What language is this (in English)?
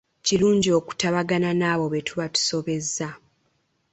Ganda